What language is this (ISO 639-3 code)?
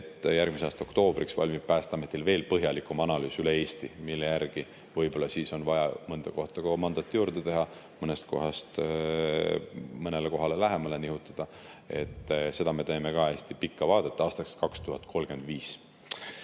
est